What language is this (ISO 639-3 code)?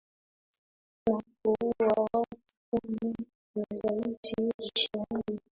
swa